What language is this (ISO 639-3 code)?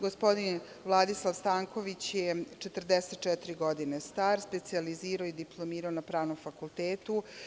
srp